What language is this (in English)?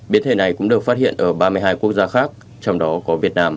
Vietnamese